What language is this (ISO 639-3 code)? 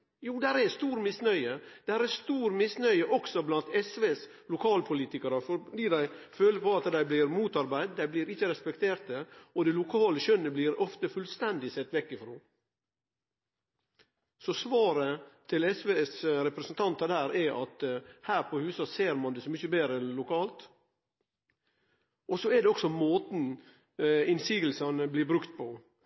nno